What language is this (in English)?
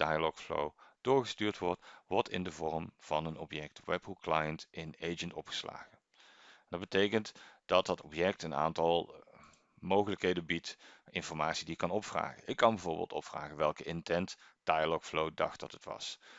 Dutch